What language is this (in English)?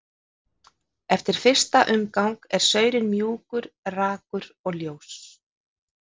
Icelandic